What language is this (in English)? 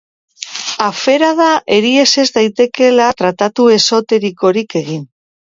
Basque